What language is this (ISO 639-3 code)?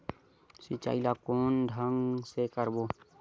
hne